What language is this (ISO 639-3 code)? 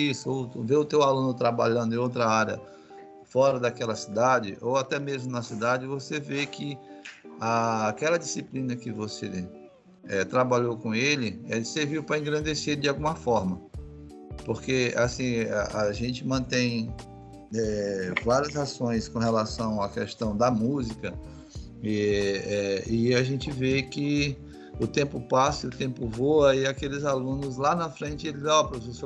por